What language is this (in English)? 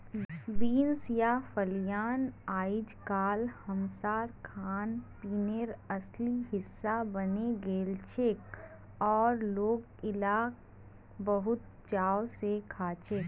Magahi